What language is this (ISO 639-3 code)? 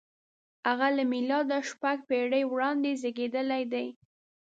pus